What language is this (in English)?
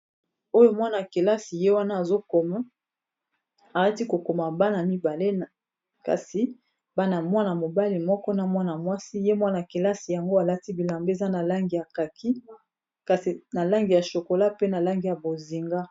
Lingala